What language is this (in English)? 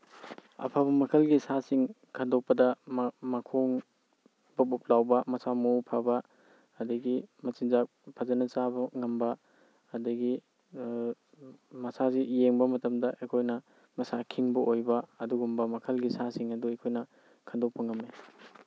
Manipuri